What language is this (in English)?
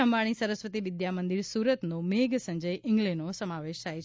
Gujarati